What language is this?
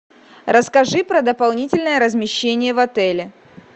Russian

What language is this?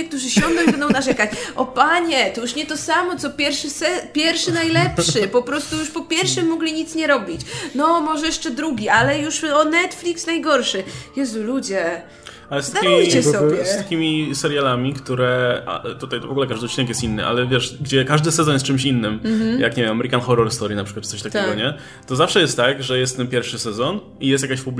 Polish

